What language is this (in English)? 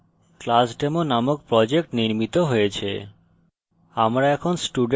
Bangla